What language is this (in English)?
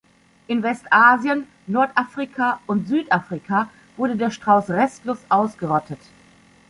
German